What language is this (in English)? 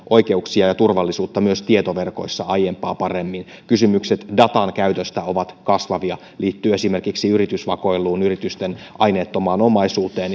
Finnish